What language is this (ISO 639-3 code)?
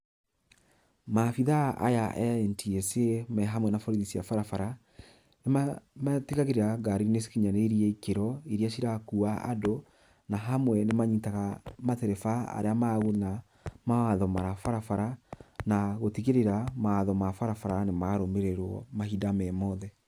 kik